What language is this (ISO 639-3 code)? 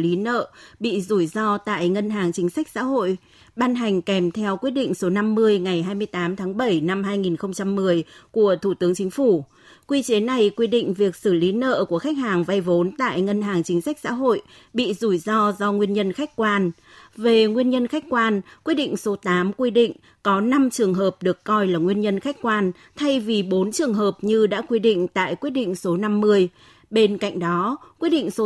vie